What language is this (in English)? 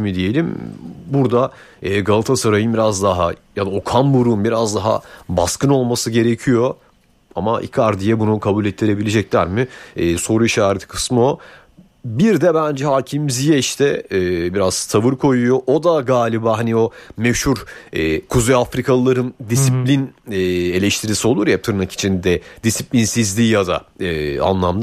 Turkish